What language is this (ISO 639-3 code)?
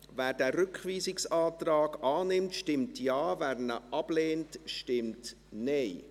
gsw